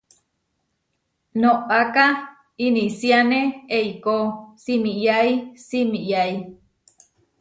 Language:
Huarijio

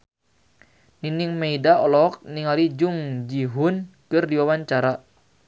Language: Sundanese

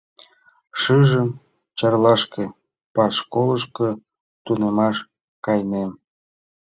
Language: Mari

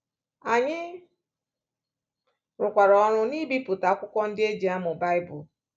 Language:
Igbo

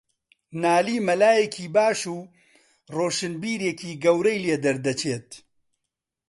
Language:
Central Kurdish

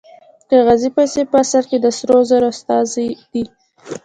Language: Pashto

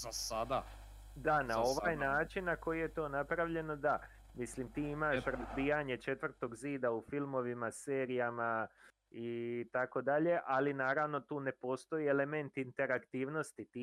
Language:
Croatian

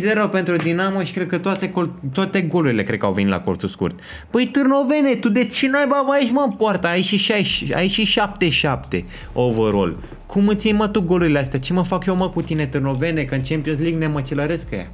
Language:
Romanian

